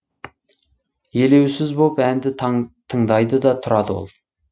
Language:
Kazakh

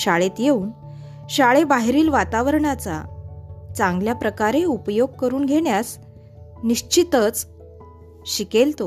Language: Marathi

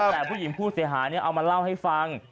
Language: Thai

